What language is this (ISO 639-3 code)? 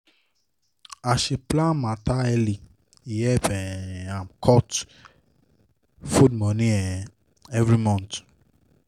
pcm